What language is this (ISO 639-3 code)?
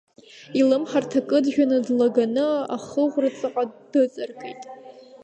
abk